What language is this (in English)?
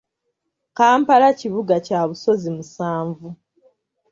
Ganda